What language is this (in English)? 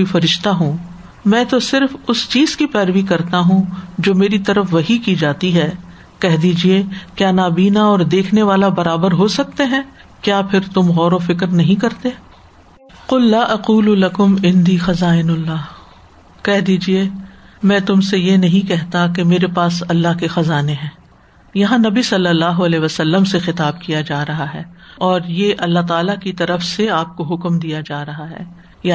Urdu